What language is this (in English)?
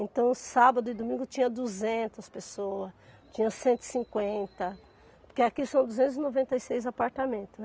Portuguese